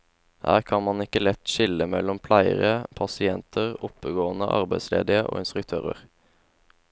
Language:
Norwegian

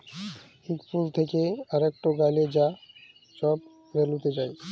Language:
Bangla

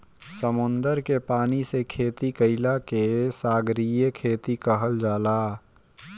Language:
Bhojpuri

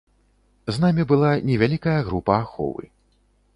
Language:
Belarusian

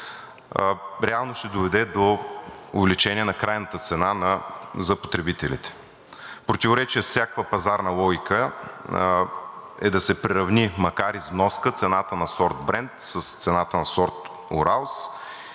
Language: Bulgarian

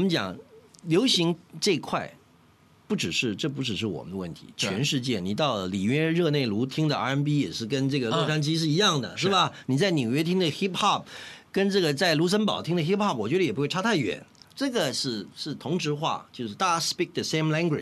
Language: Chinese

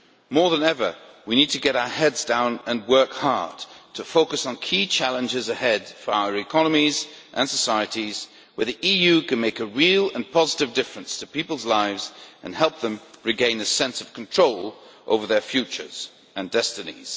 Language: English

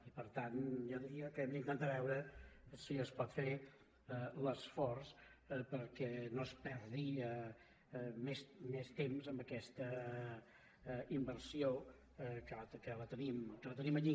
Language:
Catalan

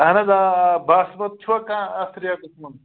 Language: Kashmiri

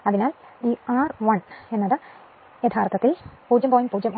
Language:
Malayalam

